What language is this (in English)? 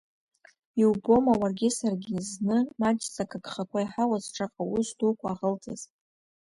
Abkhazian